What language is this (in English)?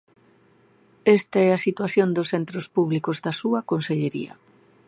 Galician